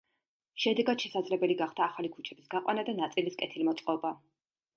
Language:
Georgian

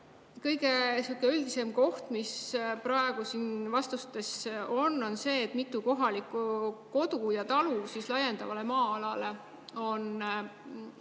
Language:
Estonian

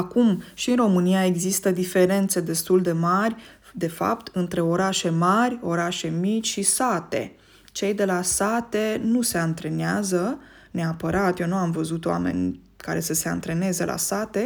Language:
Romanian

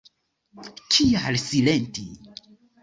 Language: Esperanto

